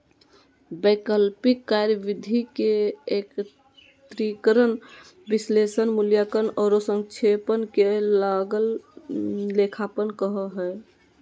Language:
Magahi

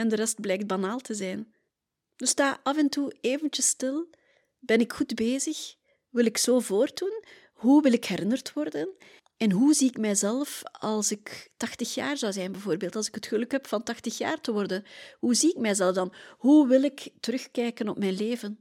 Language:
Dutch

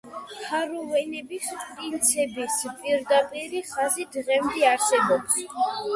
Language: Georgian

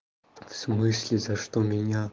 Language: Russian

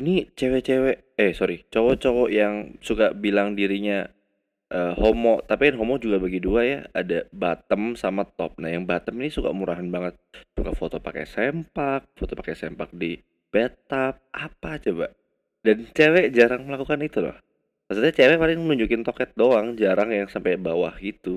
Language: Indonesian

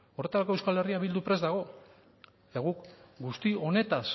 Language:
Basque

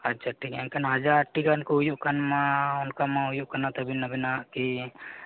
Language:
Santali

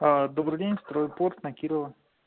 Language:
Russian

